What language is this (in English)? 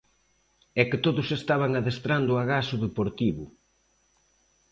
Galician